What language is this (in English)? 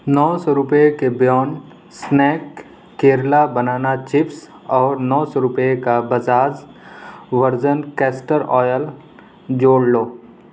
Urdu